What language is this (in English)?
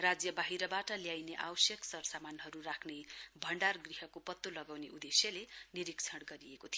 Nepali